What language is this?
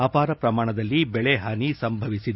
Kannada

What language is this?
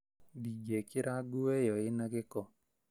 Kikuyu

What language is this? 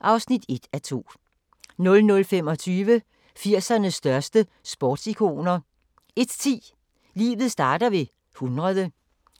Danish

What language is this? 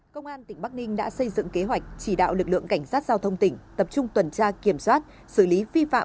Vietnamese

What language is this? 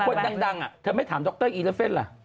Thai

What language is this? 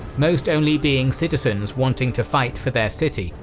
English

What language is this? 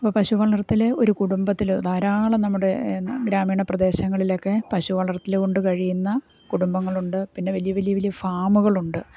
Malayalam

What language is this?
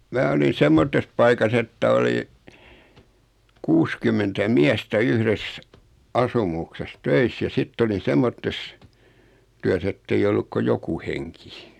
Finnish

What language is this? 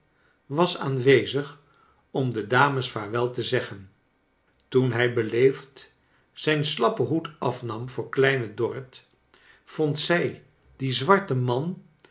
Dutch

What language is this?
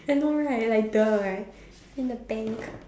English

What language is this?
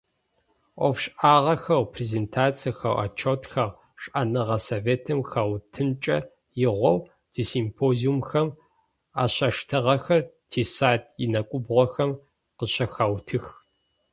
Adyghe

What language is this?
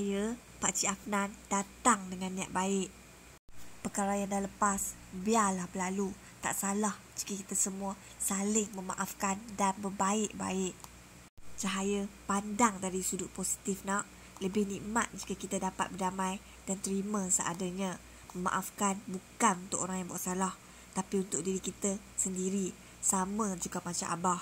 Malay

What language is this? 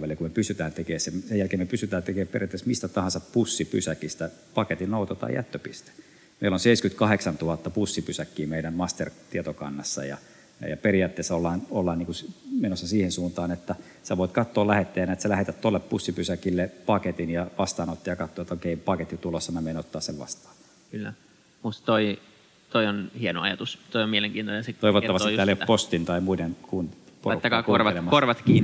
Finnish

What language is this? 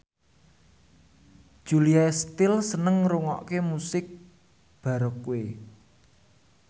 Javanese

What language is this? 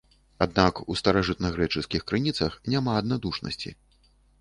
Belarusian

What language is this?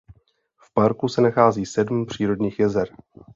Czech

